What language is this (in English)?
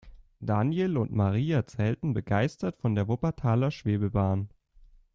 German